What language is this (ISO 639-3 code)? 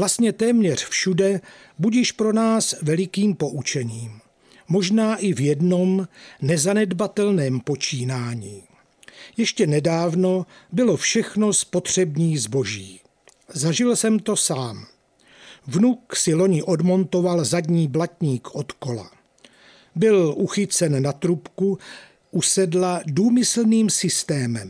ces